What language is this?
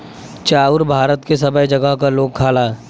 Bhojpuri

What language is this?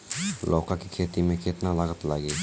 Bhojpuri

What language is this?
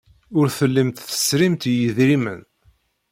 Kabyle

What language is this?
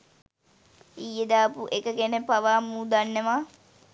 Sinhala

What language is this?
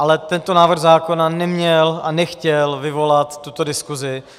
Czech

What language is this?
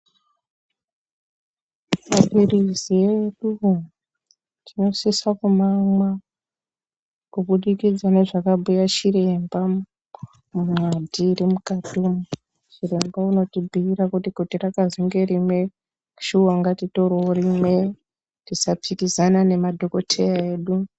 Ndau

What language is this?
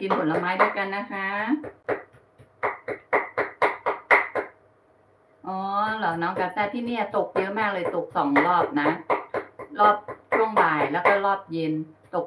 Thai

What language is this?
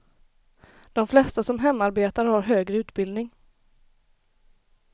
Swedish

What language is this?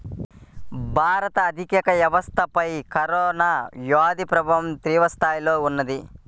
Telugu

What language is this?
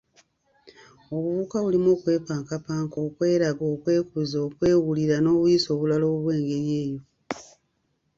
Ganda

